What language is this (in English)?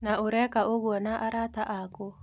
Kikuyu